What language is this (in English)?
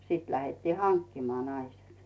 Finnish